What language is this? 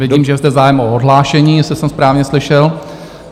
Czech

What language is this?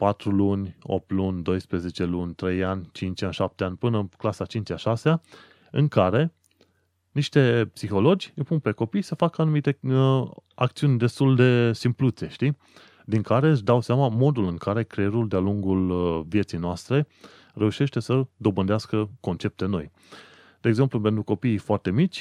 Romanian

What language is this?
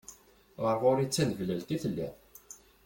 Kabyle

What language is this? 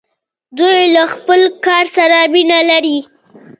Pashto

